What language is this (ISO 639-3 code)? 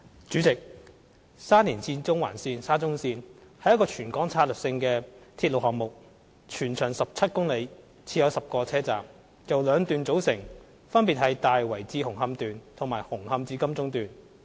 yue